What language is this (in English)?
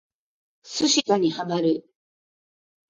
Japanese